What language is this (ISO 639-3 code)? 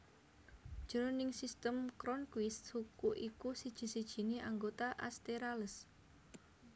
jav